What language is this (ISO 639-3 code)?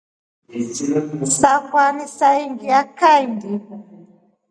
rof